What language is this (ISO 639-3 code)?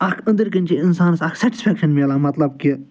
kas